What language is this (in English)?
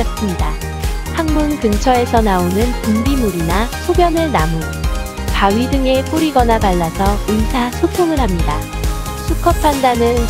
Korean